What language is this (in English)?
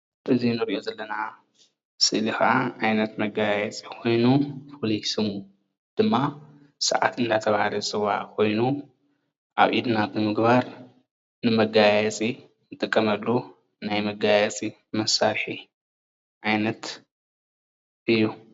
Tigrinya